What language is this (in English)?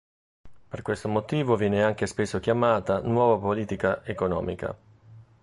Italian